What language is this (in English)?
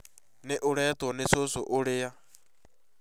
Kikuyu